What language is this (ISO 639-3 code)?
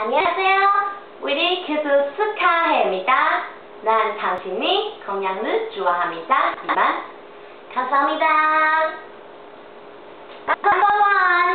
kor